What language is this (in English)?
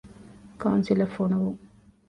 Divehi